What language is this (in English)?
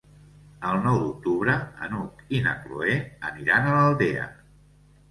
Catalan